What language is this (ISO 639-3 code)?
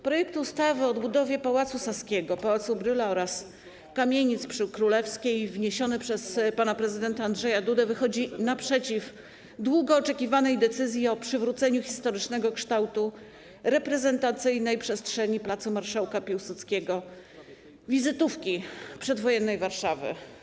pol